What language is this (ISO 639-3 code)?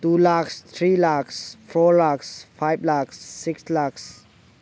mni